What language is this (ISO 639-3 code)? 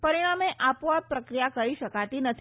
guj